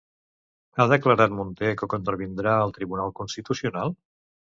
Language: Catalan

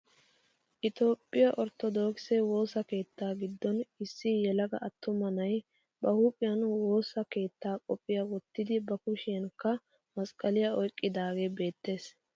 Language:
Wolaytta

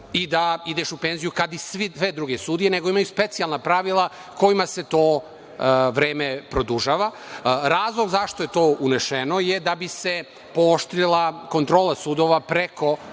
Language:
Serbian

